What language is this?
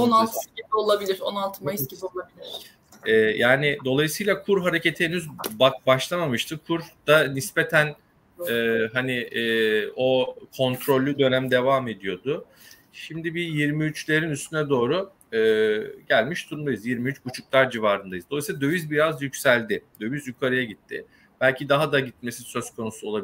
Turkish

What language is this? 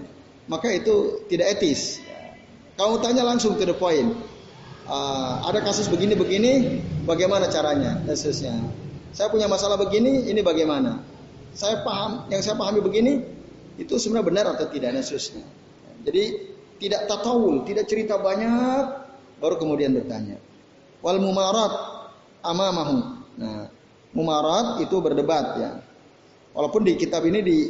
Indonesian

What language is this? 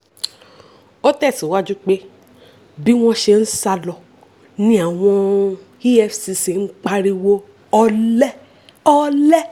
Yoruba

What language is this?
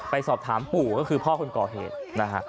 Thai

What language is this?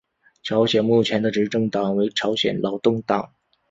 Chinese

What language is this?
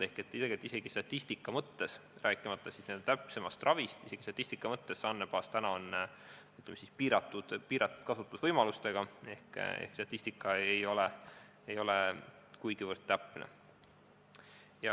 Estonian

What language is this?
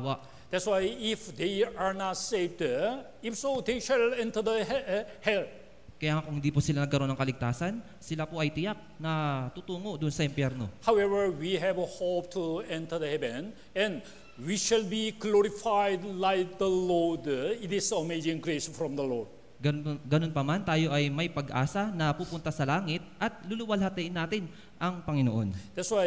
Filipino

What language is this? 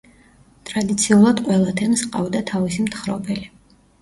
Georgian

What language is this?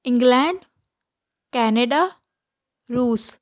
Punjabi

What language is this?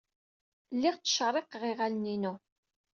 Kabyle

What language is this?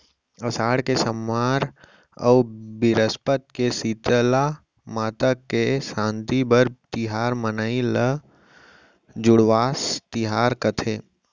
Chhattisgarhi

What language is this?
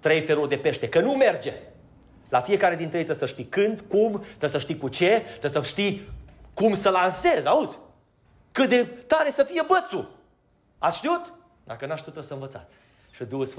Romanian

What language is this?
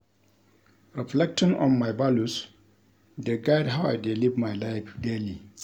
Nigerian Pidgin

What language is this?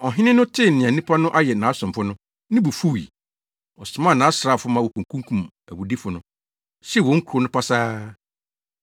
Akan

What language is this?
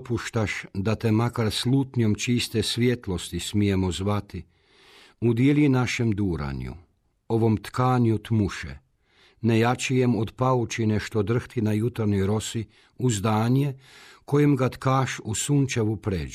Croatian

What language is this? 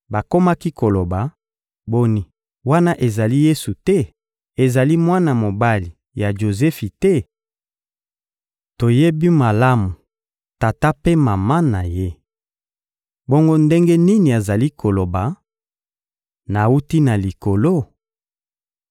Lingala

